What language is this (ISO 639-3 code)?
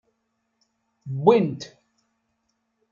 kab